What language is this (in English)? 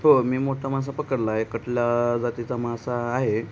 Marathi